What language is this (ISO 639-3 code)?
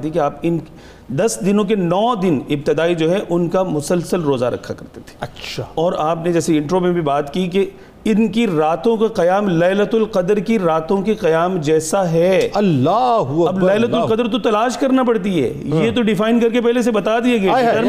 urd